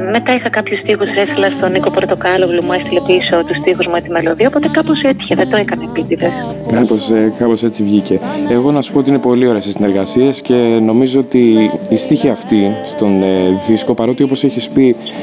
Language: Greek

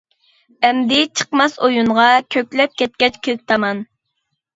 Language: Uyghur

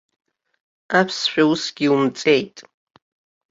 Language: Abkhazian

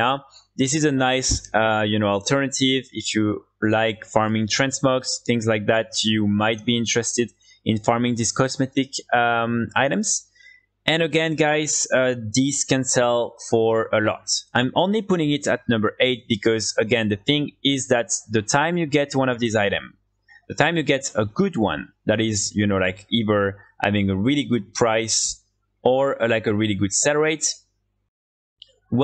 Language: English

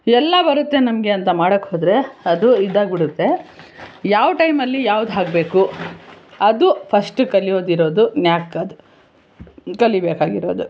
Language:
Kannada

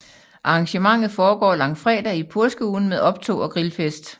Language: Danish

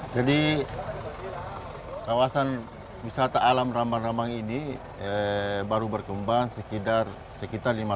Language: Indonesian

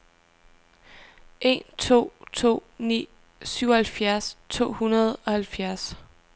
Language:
Danish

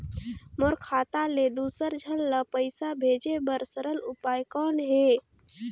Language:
Chhattisgarhi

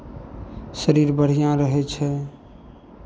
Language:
Maithili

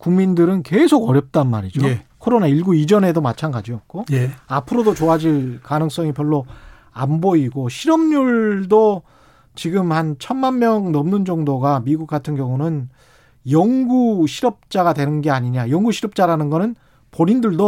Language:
Korean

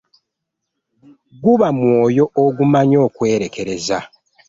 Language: Ganda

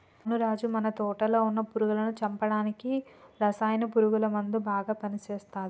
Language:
Telugu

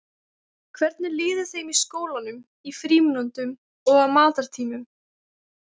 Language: Icelandic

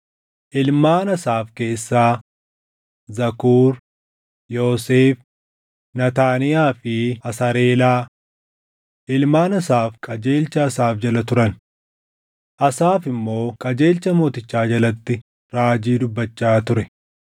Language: Oromo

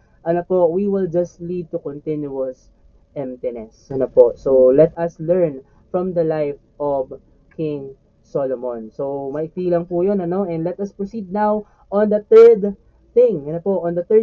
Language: Filipino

